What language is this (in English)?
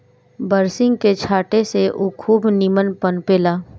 Bhojpuri